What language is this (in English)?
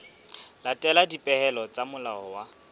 Southern Sotho